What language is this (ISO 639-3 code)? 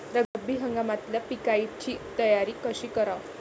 mar